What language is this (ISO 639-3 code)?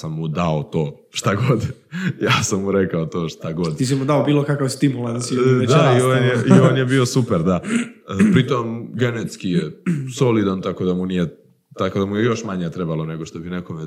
hrv